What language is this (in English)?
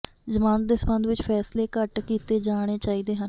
Punjabi